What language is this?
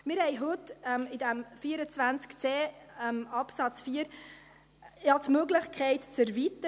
Swiss German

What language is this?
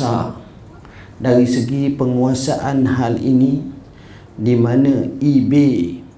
Malay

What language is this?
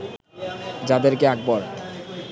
Bangla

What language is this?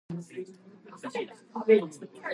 Japanese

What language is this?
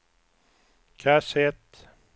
Swedish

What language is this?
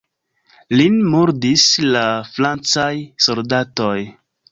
Esperanto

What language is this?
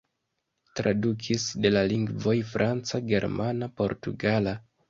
Esperanto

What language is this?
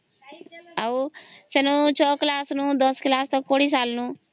Odia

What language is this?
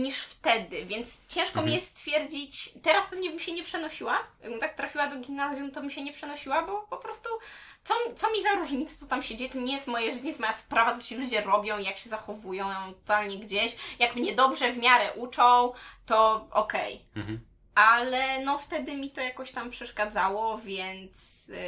Polish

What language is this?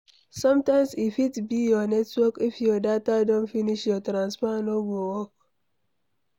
Nigerian Pidgin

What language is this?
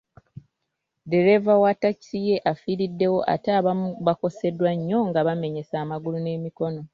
Ganda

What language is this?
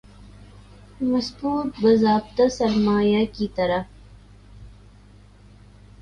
Urdu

